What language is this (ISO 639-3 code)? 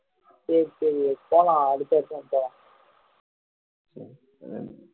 tam